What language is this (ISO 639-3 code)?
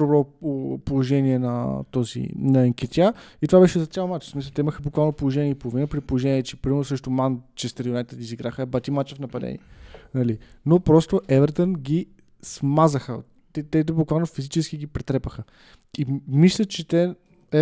bul